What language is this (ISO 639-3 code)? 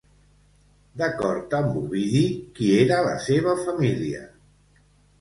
cat